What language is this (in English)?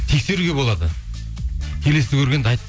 Kazakh